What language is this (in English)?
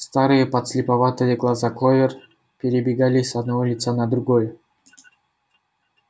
Russian